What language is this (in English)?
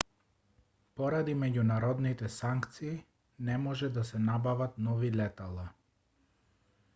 Macedonian